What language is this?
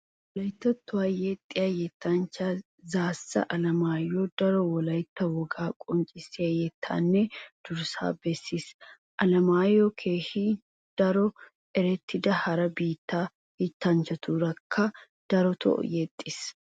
Wolaytta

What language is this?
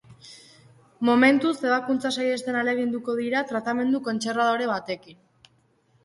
Basque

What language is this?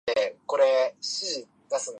Japanese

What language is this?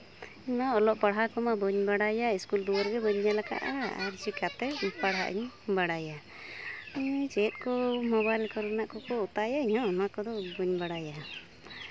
Santali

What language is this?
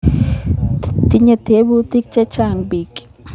Kalenjin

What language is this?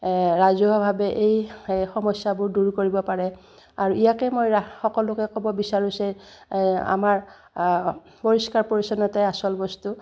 Assamese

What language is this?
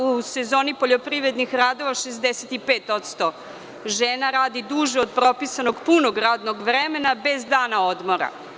Serbian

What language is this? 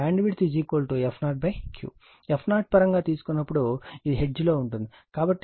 Telugu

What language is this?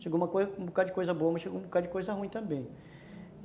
Portuguese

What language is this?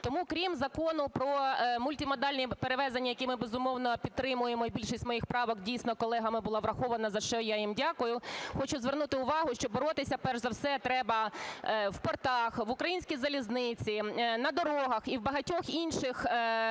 Ukrainian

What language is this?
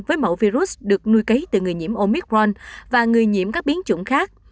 Vietnamese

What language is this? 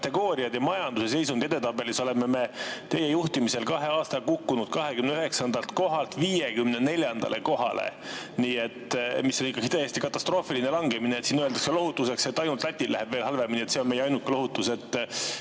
Estonian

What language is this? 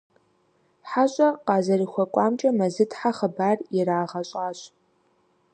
Kabardian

